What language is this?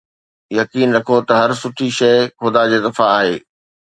Sindhi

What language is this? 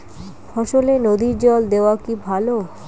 Bangla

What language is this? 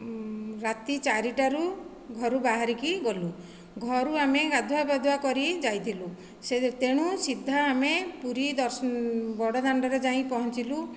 Odia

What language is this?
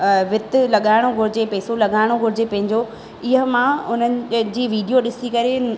Sindhi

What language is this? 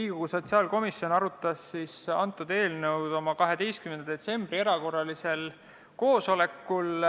Estonian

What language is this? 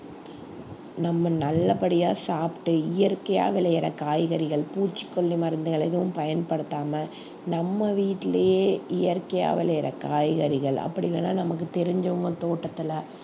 Tamil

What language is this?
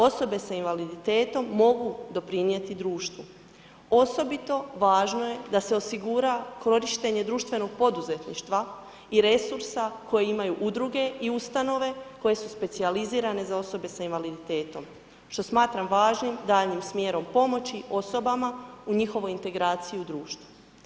Croatian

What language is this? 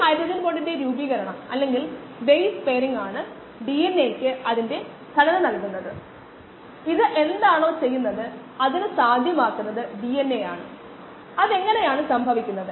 Malayalam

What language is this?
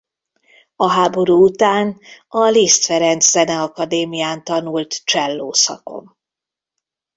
Hungarian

